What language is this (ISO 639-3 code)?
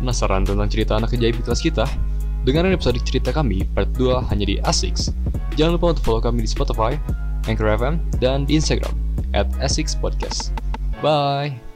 ind